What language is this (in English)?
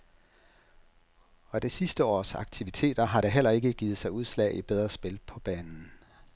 Danish